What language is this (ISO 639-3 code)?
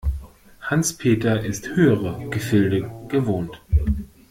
deu